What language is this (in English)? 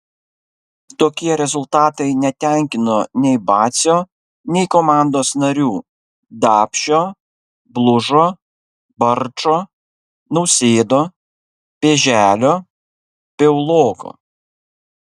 Lithuanian